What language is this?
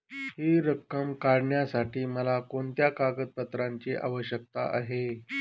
Marathi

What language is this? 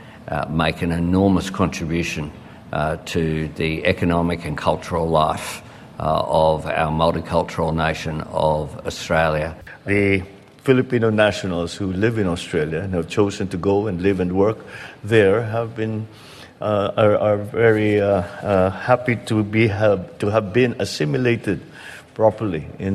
Filipino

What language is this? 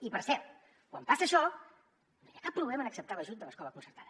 Catalan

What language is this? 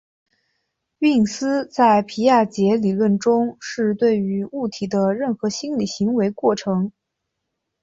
Chinese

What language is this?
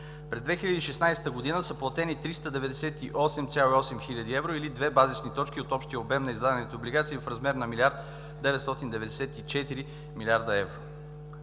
Bulgarian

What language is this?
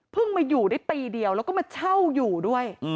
Thai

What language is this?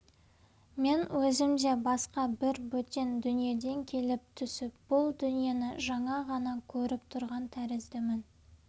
Kazakh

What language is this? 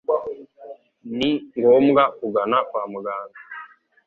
Kinyarwanda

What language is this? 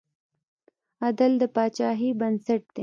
Pashto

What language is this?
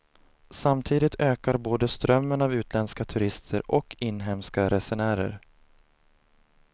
Swedish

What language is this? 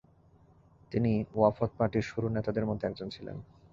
Bangla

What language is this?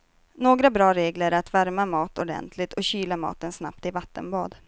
Swedish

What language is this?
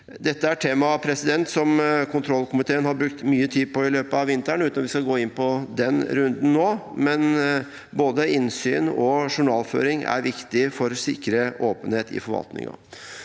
Norwegian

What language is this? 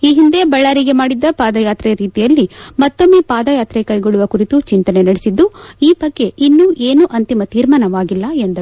Kannada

